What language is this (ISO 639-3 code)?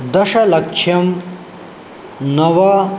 san